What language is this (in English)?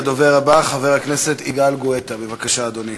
Hebrew